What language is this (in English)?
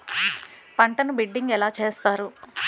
Telugu